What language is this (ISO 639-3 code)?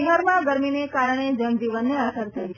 guj